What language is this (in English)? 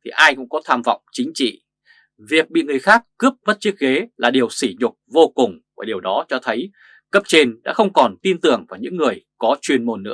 Vietnamese